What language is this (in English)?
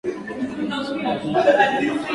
Swahili